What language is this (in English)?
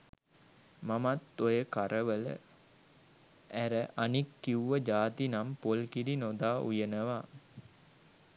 Sinhala